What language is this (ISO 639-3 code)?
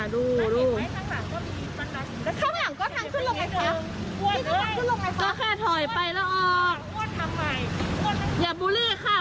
tha